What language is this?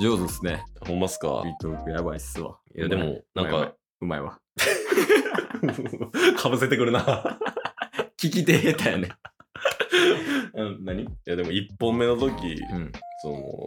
Japanese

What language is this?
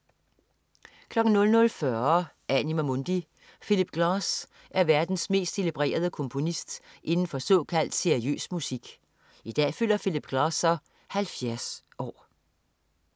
Danish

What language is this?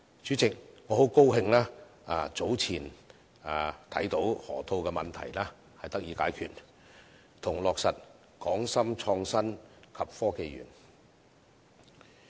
Cantonese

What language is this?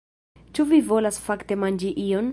Esperanto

